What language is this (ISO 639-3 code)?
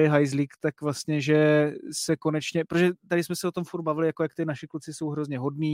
ces